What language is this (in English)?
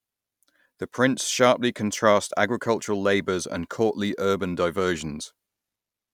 English